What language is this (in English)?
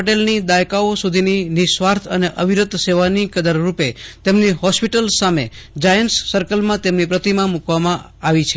Gujarati